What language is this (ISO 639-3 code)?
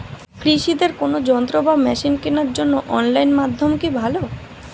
ben